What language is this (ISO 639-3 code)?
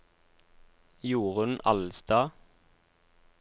nor